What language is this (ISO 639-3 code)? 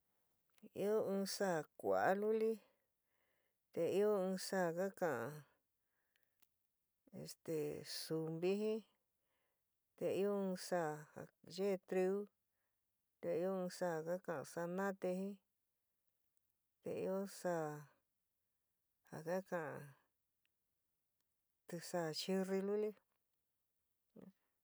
mig